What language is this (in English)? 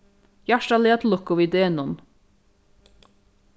Faroese